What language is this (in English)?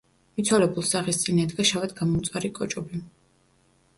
Georgian